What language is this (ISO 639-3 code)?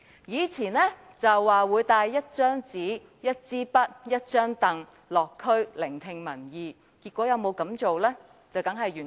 yue